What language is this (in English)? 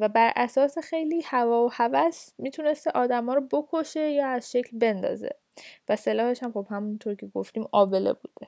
Persian